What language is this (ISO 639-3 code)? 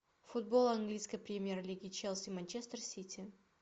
rus